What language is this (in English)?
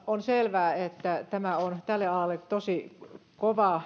Finnish